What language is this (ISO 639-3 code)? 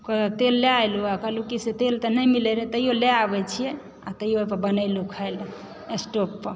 mai